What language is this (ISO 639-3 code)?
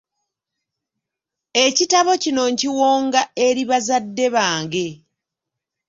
lug